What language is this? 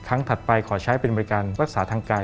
Thai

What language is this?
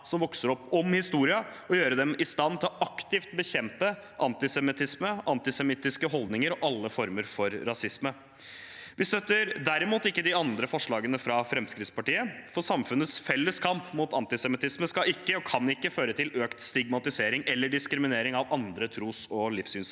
Norwegian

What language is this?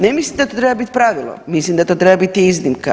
Croatian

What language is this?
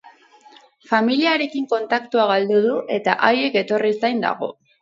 Basque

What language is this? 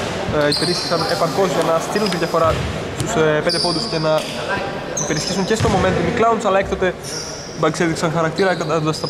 Greek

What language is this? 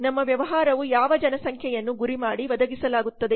Kannada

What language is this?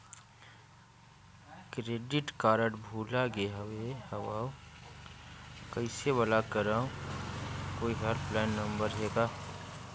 Chhattisgarhi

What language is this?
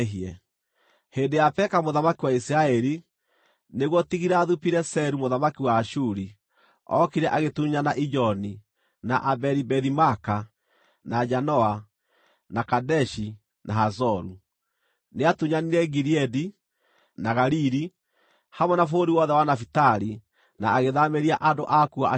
Kikuyu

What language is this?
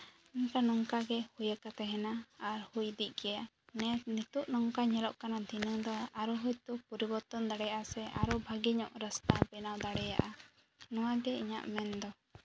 Santali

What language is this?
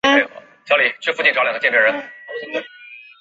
Chinese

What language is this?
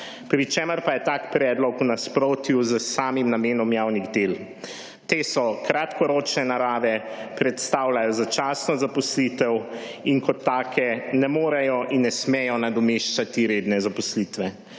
Slovenian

